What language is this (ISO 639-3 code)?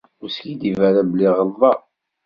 kab